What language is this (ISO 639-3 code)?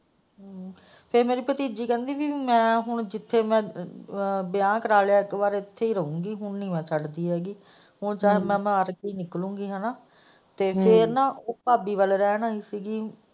pan